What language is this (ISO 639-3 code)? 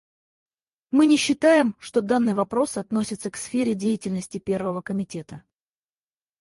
rus